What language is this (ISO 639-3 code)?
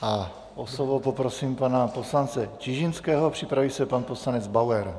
ces